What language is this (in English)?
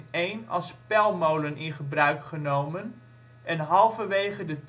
Dutch